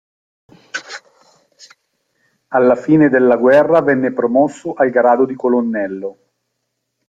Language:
Italian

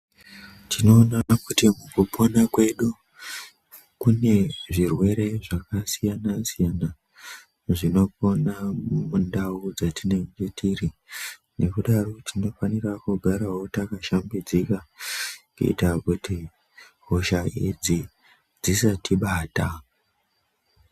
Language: Ndau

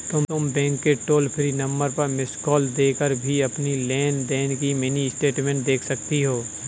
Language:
Hindi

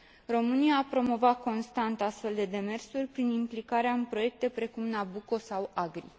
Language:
Romanian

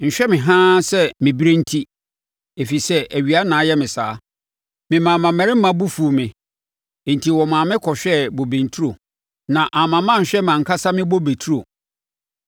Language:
Akan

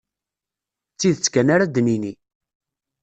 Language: Kabyle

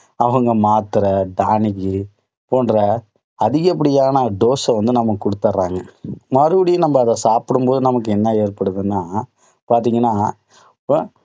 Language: Tamil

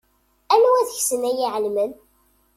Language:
Kabyle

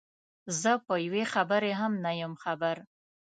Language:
Pashto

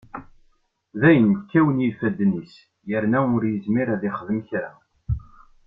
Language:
Kabyle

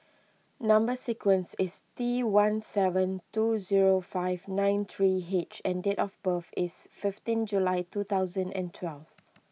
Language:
English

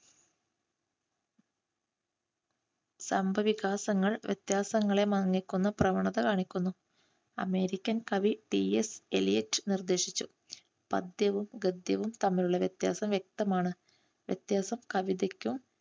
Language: Malayalam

